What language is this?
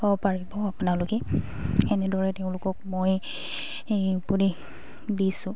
Assamese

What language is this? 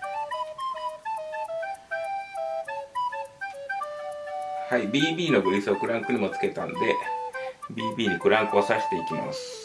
Japanese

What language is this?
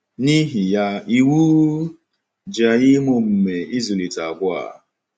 Igbo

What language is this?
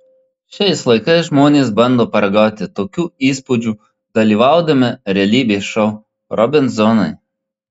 Lithuanian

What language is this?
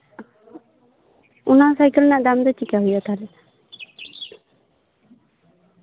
Santali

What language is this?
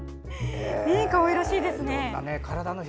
Japanese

